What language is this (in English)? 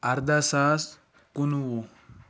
Kashmiri